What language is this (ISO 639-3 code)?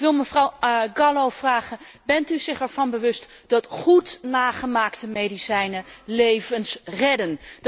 nld